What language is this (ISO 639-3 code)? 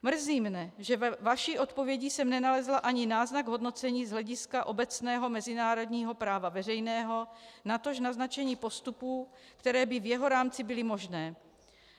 ces